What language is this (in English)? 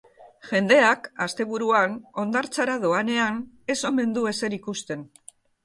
Basque